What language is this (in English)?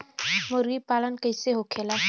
Bhojpuri